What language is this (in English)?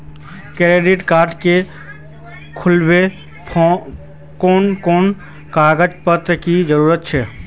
Magahi